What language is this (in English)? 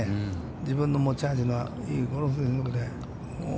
Japanese